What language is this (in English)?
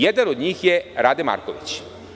Serbian